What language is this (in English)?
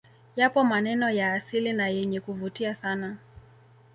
Swahili